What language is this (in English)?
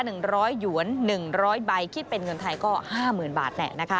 Thai